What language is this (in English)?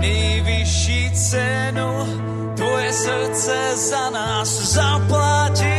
Czech